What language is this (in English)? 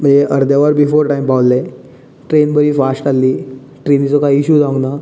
Konkani